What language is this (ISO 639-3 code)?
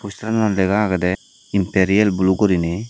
ccp